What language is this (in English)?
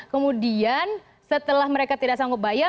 Indonesian